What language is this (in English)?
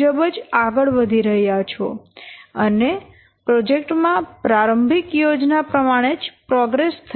Gujarati